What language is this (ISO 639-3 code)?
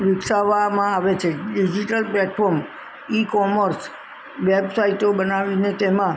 guj